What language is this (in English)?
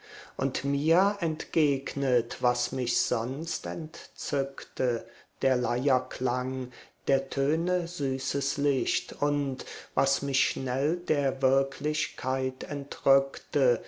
German